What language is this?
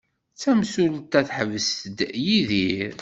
Kabyle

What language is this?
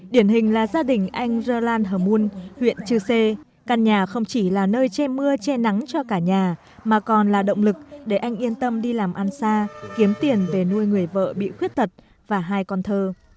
Vietnamese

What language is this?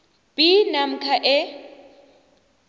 South Ndebele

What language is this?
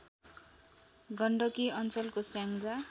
Nepali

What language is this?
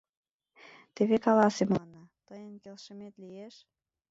Mari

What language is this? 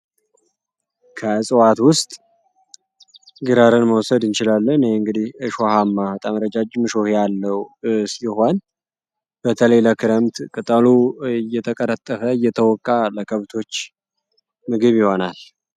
Amharic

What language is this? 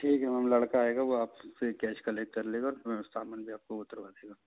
Hindi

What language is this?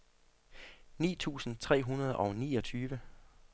Danish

